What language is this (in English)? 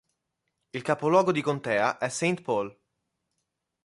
Italian